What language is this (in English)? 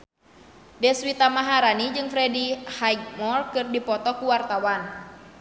Sundanese